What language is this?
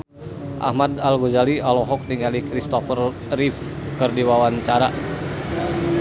Sundanese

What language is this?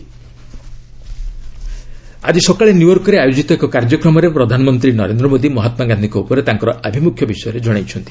Odia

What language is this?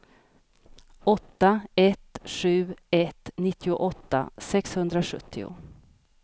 Swedish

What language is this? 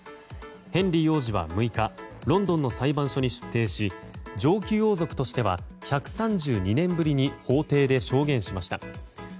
Japanese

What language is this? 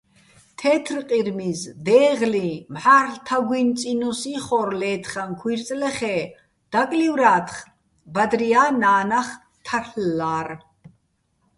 Bats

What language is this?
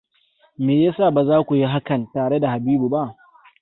Hausa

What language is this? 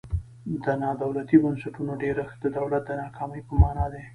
Pashto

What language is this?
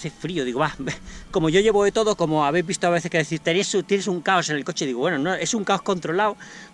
Spanish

